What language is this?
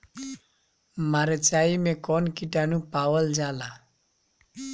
Bhojpuri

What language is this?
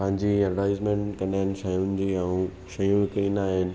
Sindhi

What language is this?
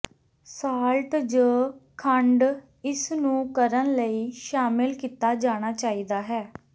Punjabi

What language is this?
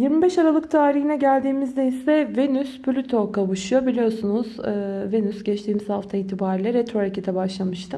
Turkish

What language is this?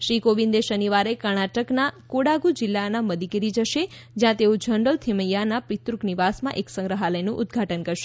Gujarati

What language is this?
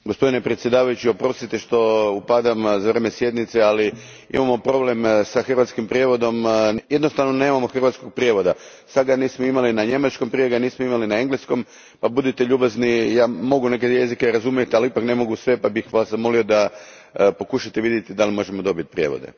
Croatian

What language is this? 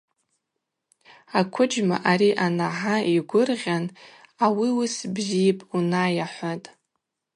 Abaza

